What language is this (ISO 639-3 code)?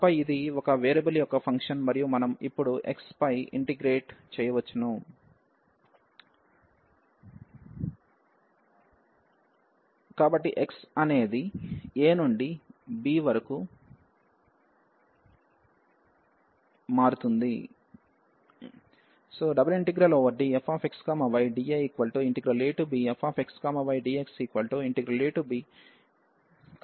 tel